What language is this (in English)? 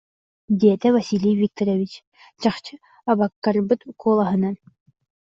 Yakut